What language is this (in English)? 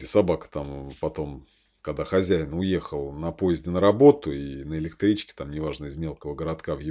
Russian